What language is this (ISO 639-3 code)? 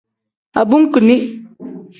kdh